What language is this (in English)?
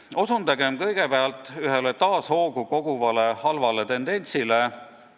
Estonian